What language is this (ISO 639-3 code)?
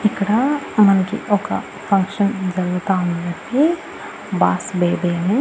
tel